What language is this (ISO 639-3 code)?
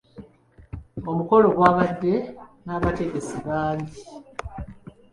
lug